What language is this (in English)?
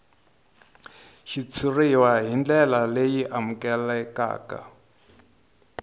Tsonga